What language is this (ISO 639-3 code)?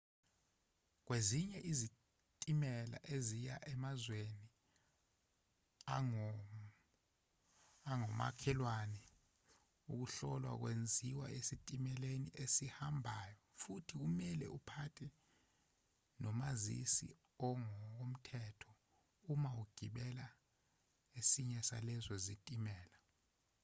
zul